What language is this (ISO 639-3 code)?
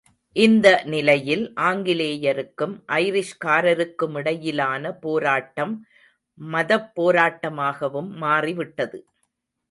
tam